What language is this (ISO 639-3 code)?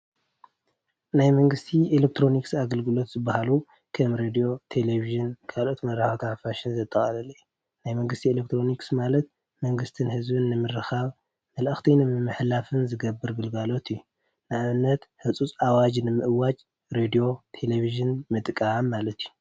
tir